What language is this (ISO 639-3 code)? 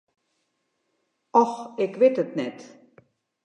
fry